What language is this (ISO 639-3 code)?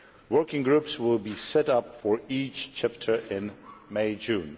eng